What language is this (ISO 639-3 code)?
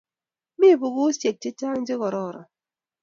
kln